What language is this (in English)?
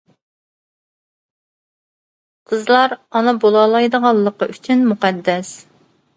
Uyghur